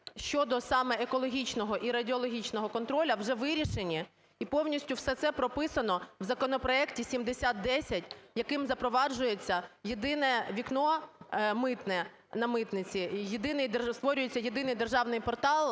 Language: Ukrainian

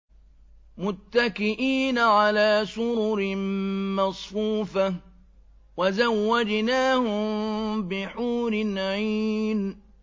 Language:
Arabic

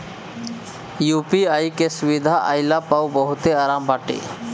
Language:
Bhojpuri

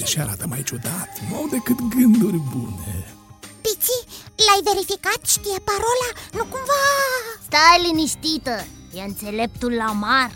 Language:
Romanian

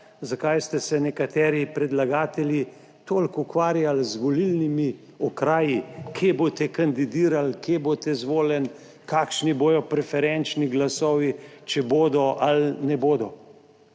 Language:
Slovenian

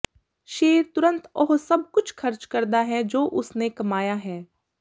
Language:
Punjabi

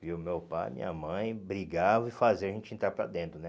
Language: Portuguese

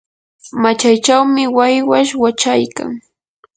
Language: Yanahuanca Pasco Quechua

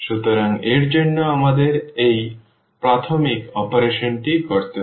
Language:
Bangla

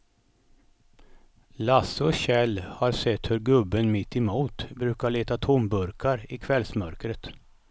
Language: Swedish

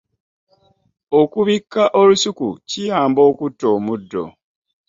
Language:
Ganda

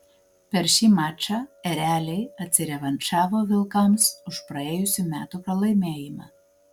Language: Lithuanian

